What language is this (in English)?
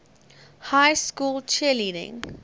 English